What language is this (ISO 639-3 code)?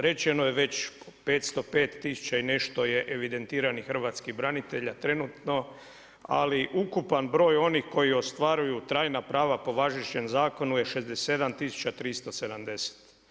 hrv